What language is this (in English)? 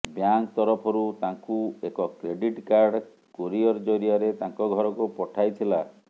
Odia